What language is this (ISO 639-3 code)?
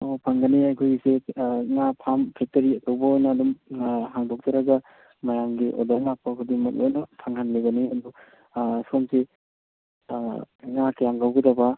mni